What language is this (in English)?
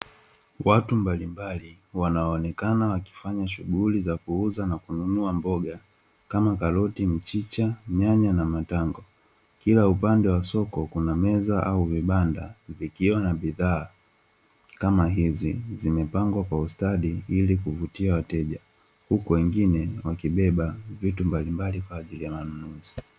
Swahili